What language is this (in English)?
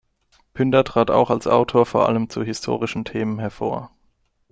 German